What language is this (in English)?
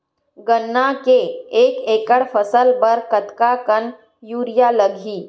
Chhattisgarhi